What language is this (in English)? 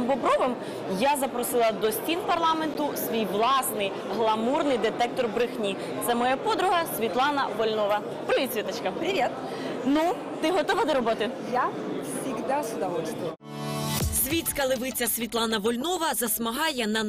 Ukrainian